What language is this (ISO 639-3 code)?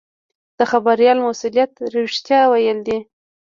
pus